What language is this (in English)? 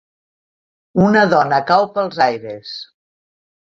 Catalan